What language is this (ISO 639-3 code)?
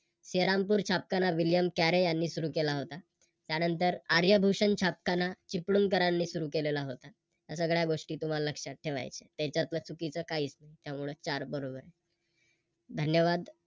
mar